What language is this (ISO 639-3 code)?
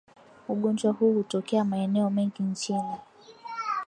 swa